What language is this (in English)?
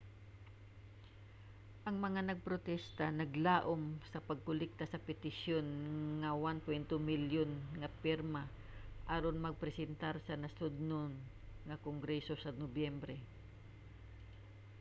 Cebuano